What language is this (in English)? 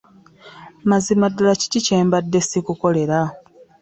Ganda